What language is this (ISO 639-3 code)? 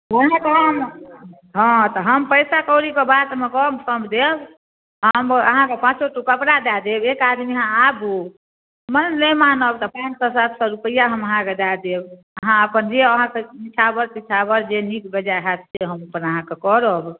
mai